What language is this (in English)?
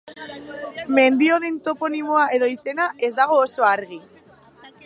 Basque